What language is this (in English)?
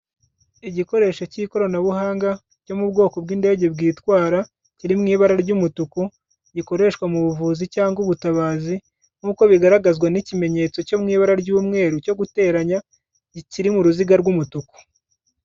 Kinyarwanda